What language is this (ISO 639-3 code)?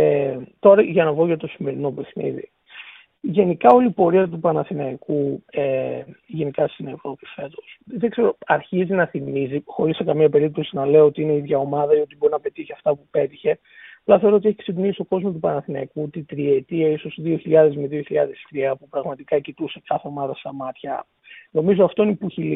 ell